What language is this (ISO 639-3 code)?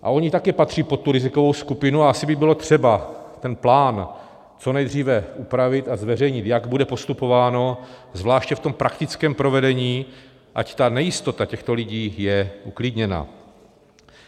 ces